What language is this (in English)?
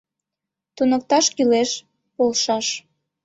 Mari